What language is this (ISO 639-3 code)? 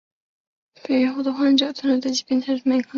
zho